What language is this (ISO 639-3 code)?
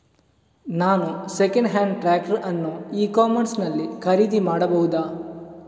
kan